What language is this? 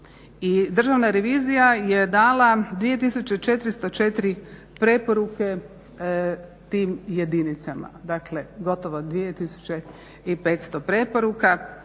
Croatian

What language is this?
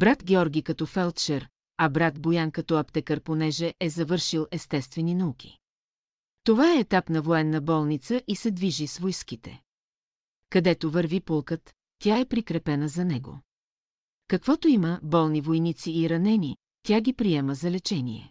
Bulgarian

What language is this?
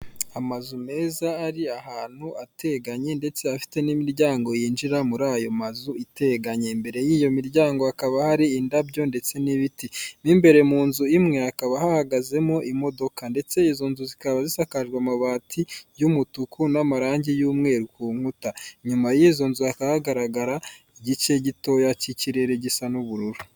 Kinyarwanda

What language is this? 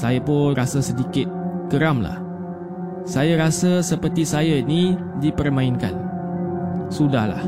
Malay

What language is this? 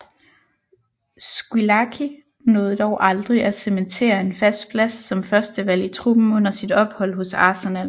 Danish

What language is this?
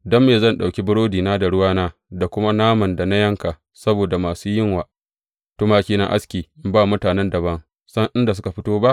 Hausa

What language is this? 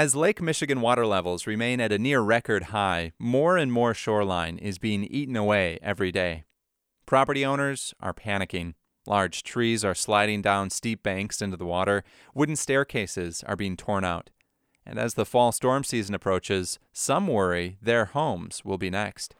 English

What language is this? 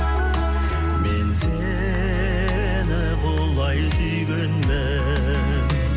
Kazakh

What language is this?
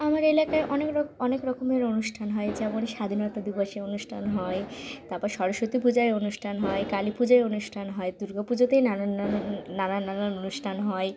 Bangla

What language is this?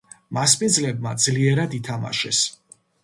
Georgian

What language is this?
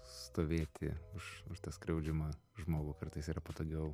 Lithuanian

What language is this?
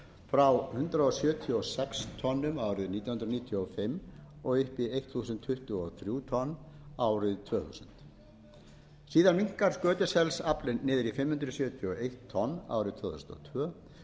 Icelandic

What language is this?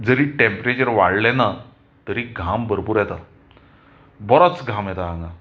Konkani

